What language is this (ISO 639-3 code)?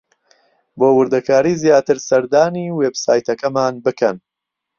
ckb